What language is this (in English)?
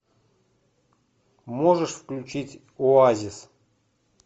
Russian